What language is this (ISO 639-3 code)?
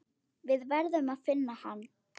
isl